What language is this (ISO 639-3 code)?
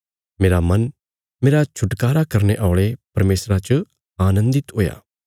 kfs